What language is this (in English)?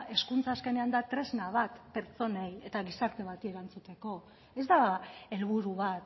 Basque